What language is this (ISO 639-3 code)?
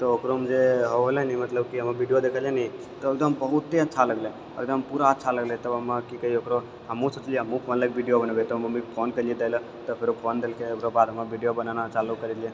mai